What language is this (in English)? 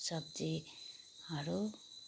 Nepali